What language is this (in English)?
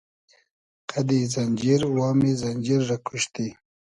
Hazaragi